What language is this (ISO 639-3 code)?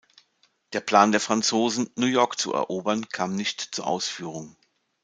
deu